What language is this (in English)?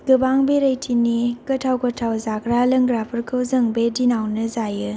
Bodo